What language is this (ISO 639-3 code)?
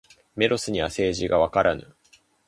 jpn